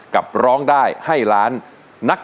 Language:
Thai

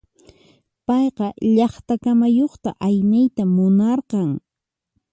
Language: Puno Quechua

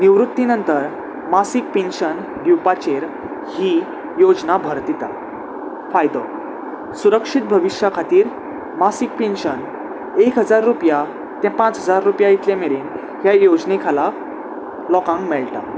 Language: Konkani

